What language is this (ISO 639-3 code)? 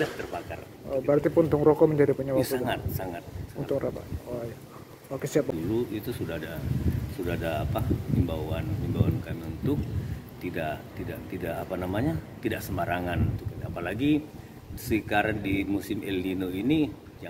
ind